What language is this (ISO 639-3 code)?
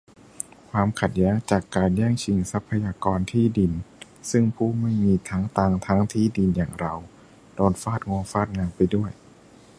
tha